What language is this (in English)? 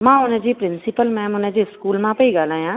Sindhi